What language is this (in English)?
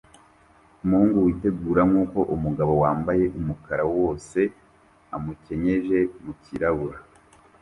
Kinyarwanda